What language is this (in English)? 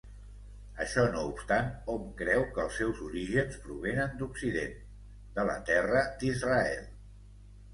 Catalan